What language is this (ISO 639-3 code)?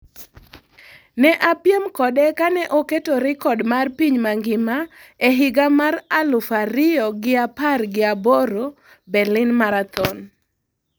luo